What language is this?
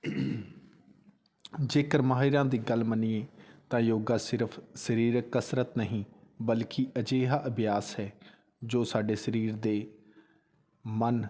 Punjabi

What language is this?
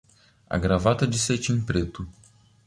Portuguese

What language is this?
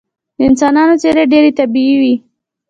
Pashto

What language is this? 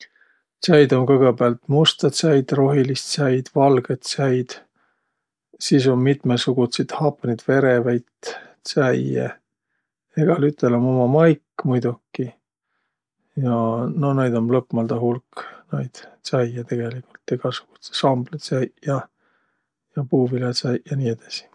Võro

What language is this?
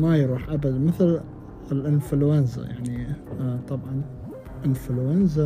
Arabic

